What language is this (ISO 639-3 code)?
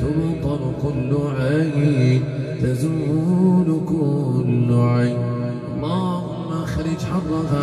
ara